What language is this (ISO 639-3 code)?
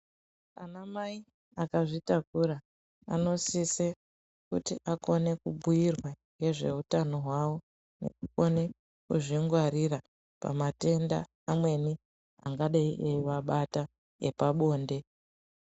ndc